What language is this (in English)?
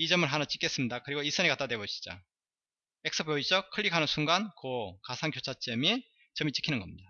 Korean